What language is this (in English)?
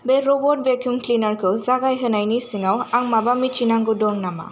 Bodo